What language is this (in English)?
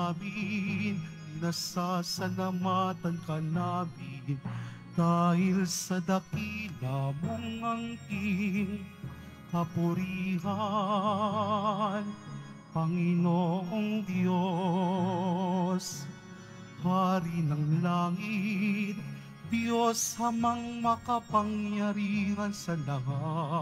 Filipino